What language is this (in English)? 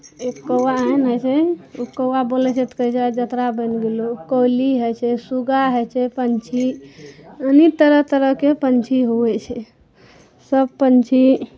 Maithili